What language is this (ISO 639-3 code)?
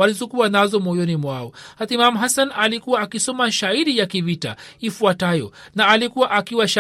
swa